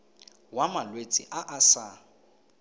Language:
Tswana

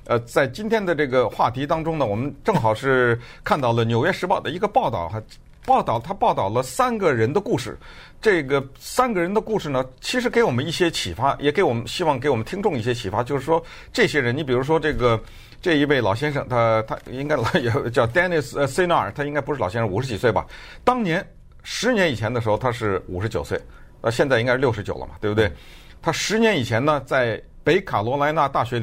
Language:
Chinese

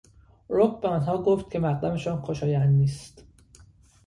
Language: Persian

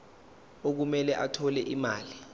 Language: Zulu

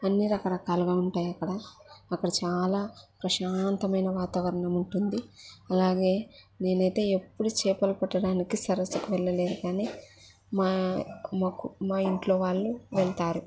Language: Telugu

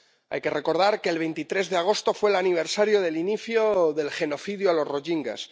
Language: Spanish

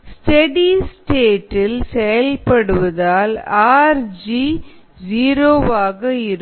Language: Tamil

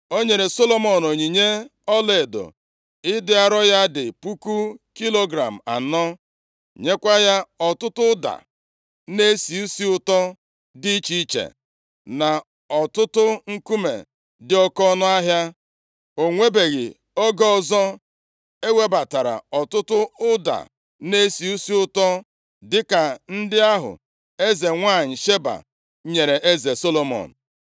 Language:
Igbo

